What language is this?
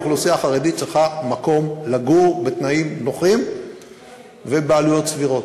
Hebrew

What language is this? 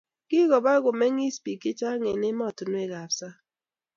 Kalenjin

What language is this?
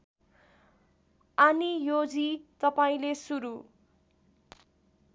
Nepali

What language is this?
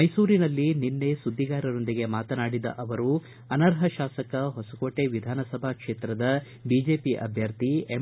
Kannada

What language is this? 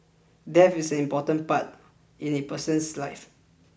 English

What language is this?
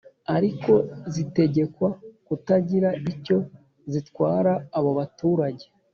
Kinyarwanda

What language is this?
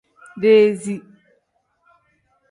Tem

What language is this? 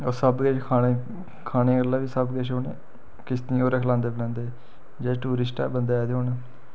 Dogri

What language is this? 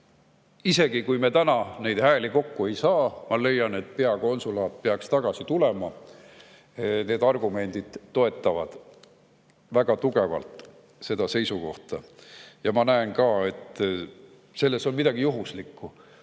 Estonian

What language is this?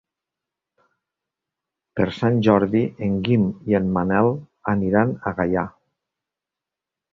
Catalan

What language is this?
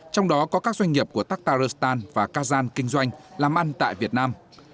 Vietnamese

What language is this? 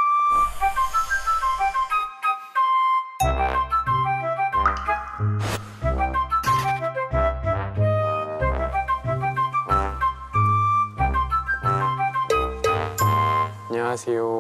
Korean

